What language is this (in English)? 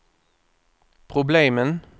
Swedish